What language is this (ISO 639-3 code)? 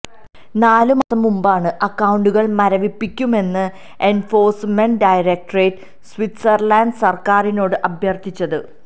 mal